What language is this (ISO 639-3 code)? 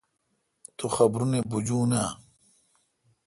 xka